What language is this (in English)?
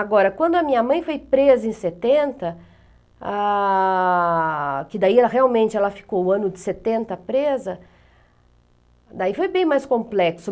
Portuguese